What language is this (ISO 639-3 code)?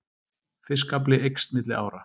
isl